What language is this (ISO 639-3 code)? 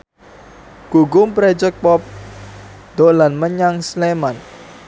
jav